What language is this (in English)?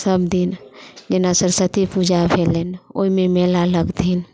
Maithili